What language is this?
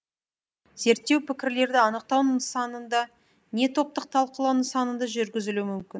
Kazakh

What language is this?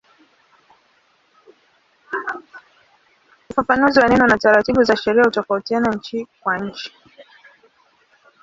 Swahili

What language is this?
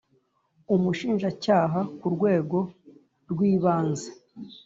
Kinyarwanda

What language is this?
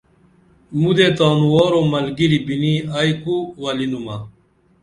Dameli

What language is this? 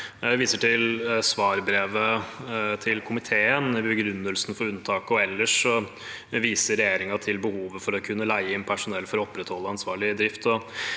Norwegian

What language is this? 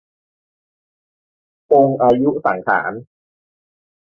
Thai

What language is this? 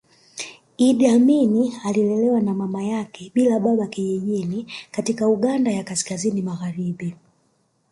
Swahili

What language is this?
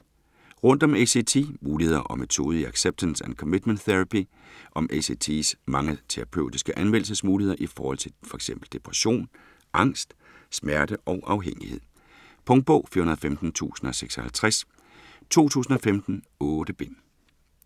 Danish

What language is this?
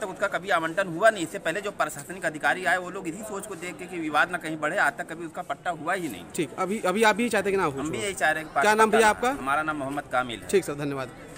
Hindi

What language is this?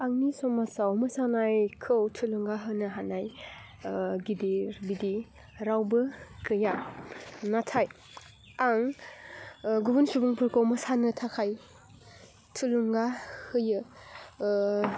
Bodo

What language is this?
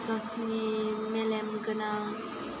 Bodo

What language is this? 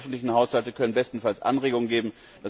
German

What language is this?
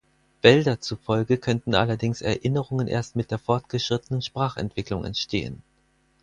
German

